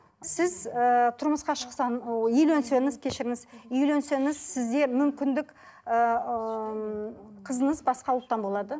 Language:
Kazakh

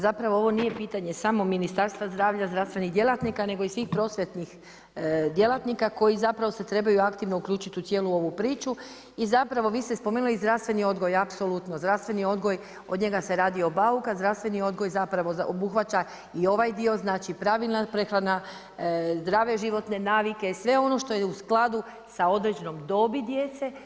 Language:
Croatian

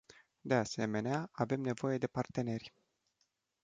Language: Romanian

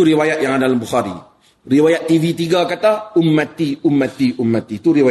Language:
Malay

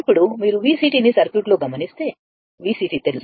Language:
Telugu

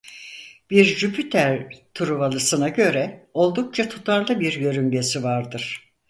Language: Turkish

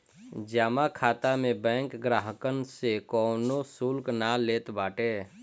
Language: Bhojpuri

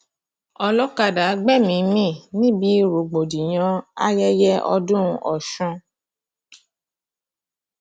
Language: Yoruba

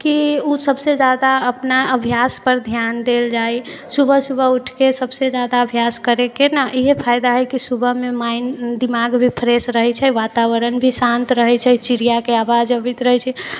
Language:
Maithili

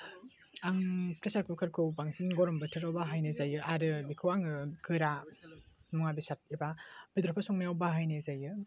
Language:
Bodo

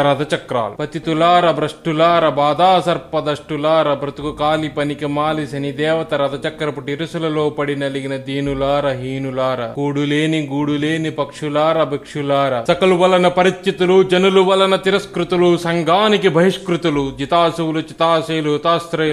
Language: Telugu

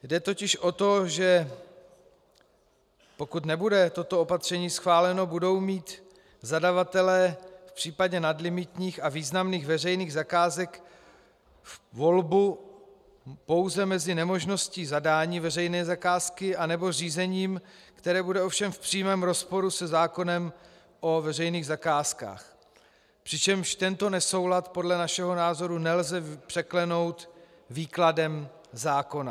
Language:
Czech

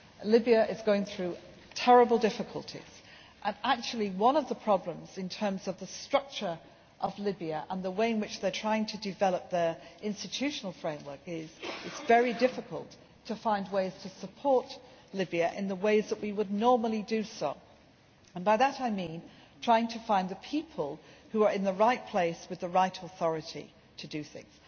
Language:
English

